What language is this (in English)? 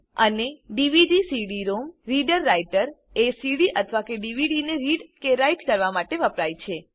Gujarati